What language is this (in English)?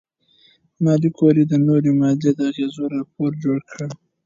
Pashto